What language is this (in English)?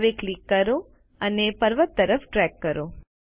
Gujarati